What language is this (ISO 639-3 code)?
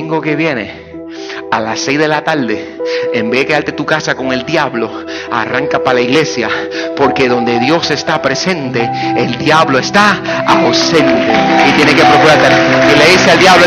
spa